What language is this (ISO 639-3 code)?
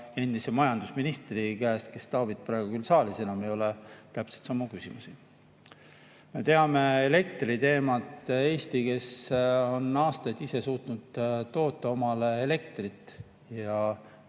est